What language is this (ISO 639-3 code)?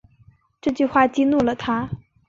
zho